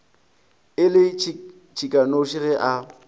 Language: Northern Sotho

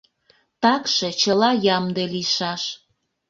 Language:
Mari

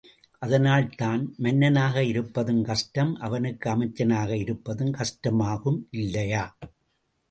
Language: Tamil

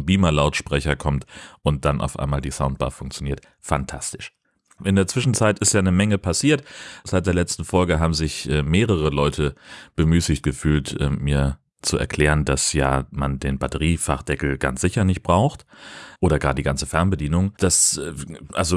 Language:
German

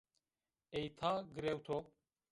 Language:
Zaza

